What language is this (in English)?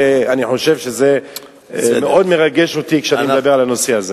Hebrew